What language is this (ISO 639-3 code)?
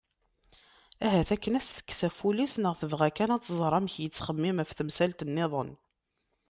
kab